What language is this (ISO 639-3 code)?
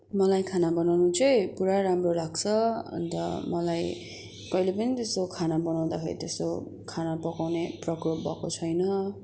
nep